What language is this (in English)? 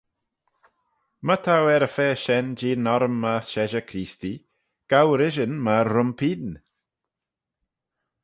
Manx